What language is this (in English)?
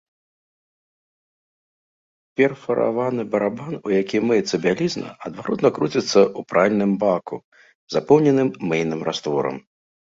Belarusian